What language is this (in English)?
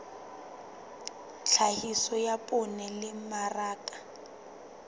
Southern Sotho